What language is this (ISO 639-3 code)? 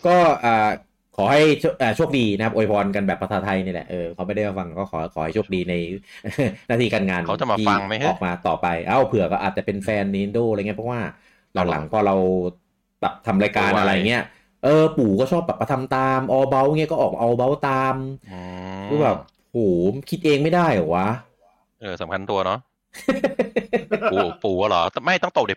tha